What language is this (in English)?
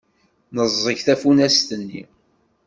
Kabyle